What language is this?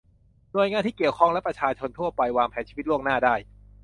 Thai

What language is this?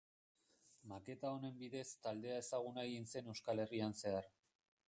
Basque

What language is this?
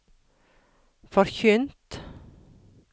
Norwegian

